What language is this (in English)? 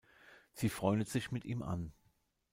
German